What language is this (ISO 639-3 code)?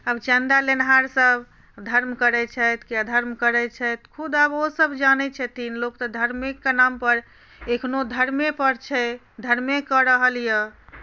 mai